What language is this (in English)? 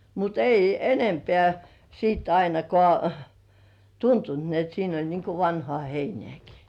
Finnish